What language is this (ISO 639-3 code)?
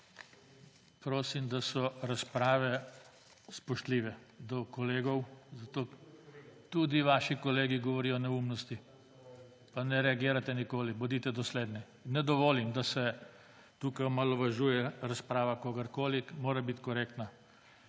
slv